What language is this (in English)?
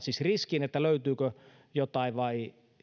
Finnish